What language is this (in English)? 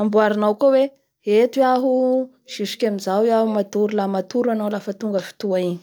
Bara Malagasy